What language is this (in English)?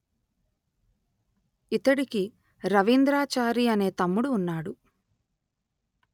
Telugu